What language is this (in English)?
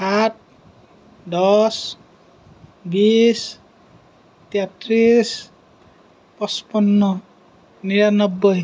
Assamese